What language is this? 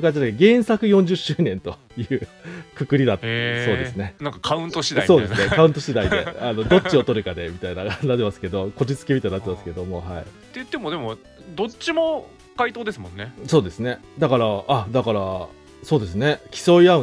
Japanese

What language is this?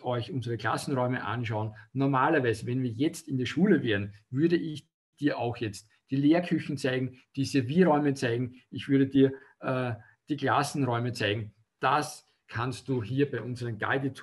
German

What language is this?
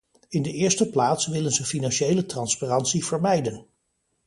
Dutch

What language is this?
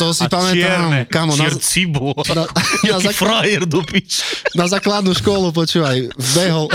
Slovak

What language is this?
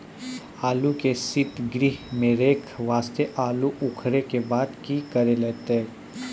Maithili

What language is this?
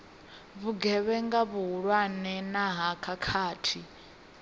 Venda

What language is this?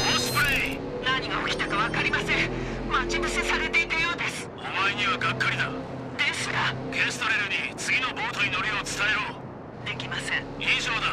Japanese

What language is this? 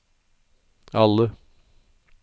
Norwegian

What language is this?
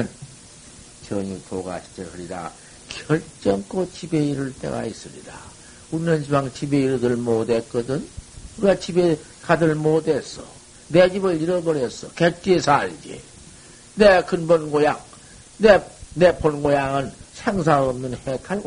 Korean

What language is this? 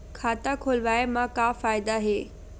Chhattisgarhi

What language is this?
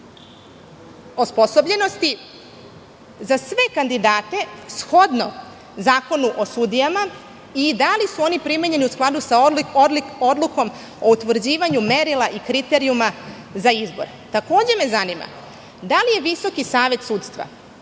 Serbian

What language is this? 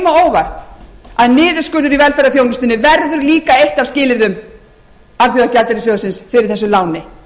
Icelandic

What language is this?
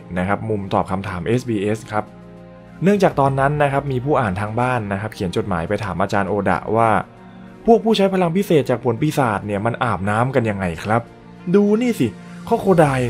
Thai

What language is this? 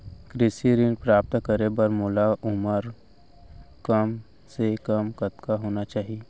Chhattisgarhi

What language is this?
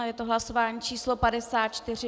Czech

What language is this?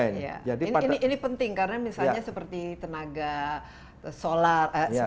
Indonesian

